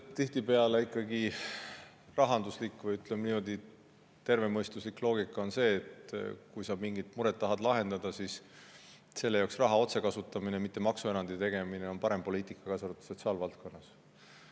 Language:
Estonian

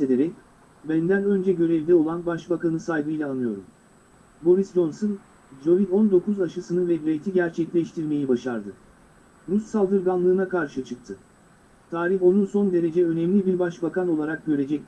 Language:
Turkish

